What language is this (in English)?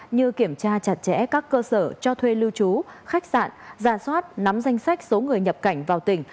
Vietnamese